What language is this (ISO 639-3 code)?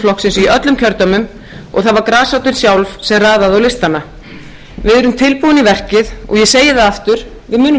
isl